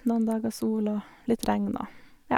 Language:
Norwegian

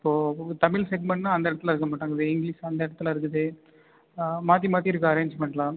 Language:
Tamil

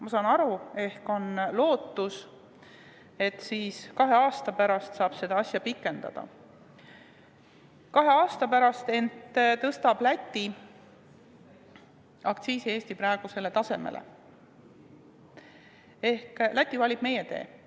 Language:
Estonian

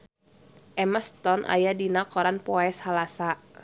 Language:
Sundanese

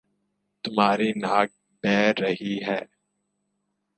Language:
Urdu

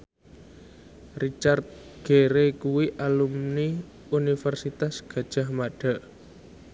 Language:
Javanese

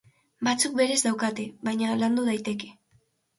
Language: Basque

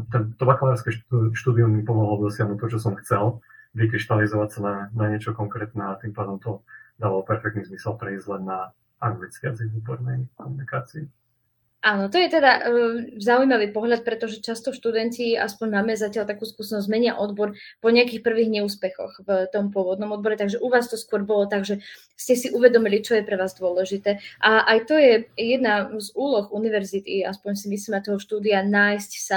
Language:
Slovak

